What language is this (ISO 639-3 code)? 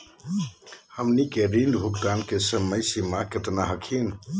mag